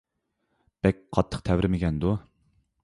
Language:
Uyghur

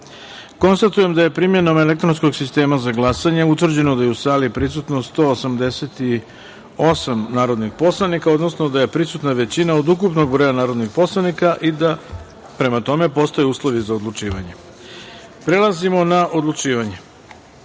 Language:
Serbian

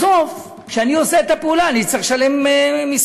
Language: Hebrew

